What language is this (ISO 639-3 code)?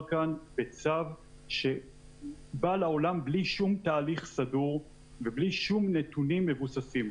heb